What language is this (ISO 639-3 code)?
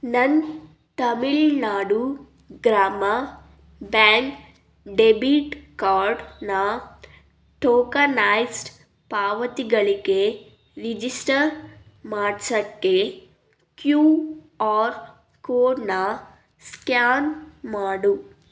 kan